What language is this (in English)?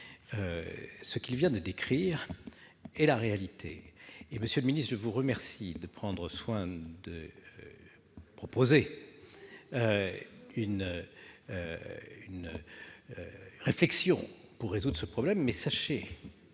French